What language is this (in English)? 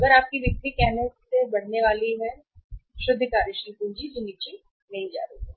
Hindi